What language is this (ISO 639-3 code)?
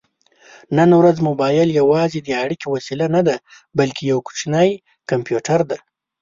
pus